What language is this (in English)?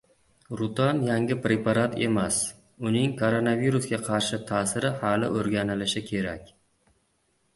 Uzbek